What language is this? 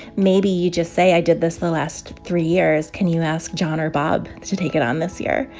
English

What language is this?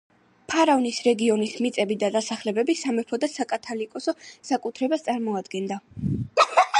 Georgian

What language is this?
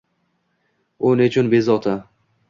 Uzbek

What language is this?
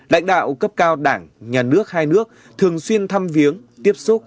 Vietnamese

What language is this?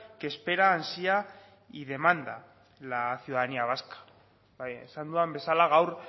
Spanish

